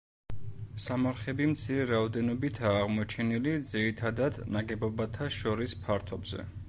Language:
Georgian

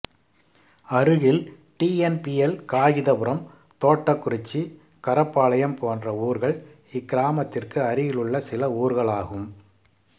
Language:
Tamil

